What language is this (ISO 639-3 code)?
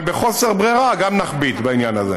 heb